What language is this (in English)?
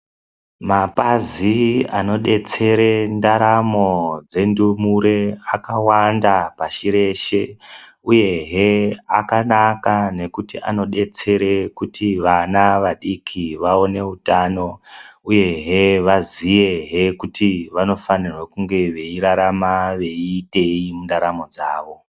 Ndau